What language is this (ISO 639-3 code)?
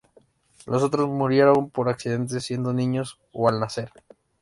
spa